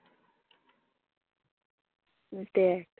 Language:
Bangla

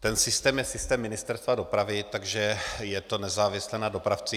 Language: Czech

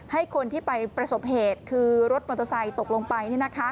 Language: Thai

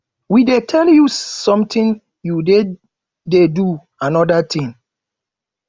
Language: Nigerian Pidgin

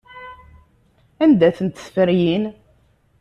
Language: Kabyle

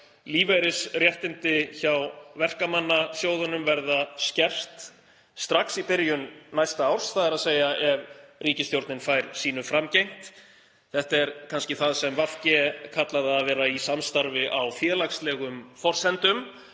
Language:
Icelandic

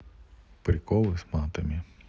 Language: Russian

